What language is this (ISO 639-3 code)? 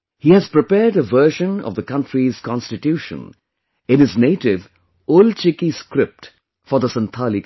eng